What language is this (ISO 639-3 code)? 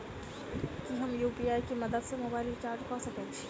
mai